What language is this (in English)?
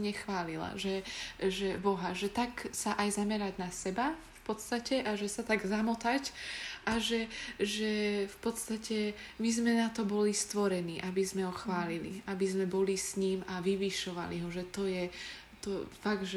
Czech